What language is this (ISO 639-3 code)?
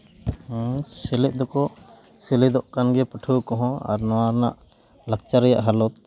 sat